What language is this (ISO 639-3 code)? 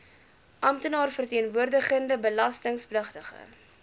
afr